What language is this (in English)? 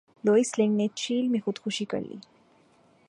Urdu